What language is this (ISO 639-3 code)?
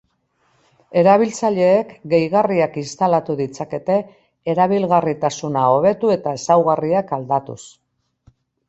eus